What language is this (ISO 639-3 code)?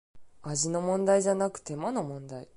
jpn